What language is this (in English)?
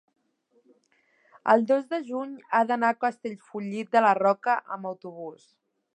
Catalan